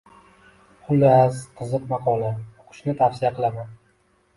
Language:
Uzbek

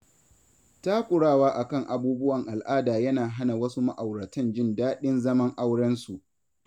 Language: Hausa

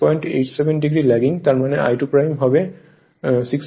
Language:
Bangla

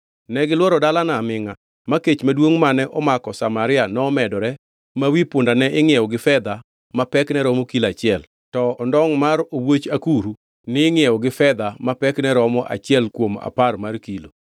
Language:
Luo (Kenya and Tanzania)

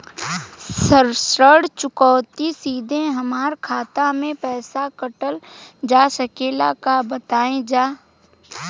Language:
Bhojpuri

